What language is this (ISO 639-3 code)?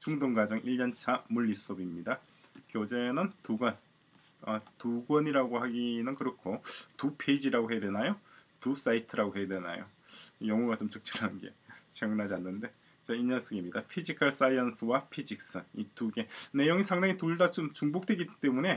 kor